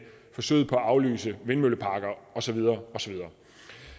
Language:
Danish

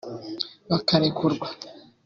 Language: Kinyarwanda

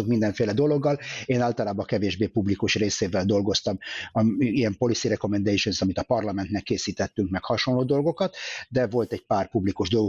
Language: Hungarian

